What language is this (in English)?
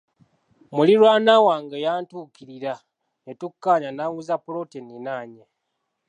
Ganda